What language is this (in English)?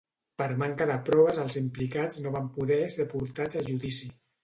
Catalan